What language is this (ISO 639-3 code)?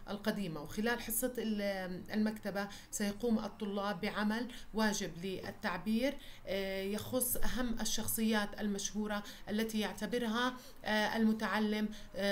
ara